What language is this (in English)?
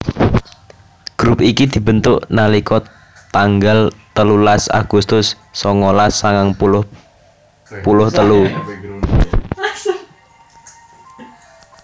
Javanese